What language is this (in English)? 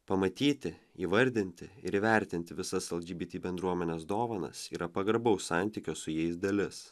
Lithuanian